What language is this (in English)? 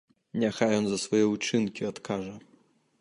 Belarusian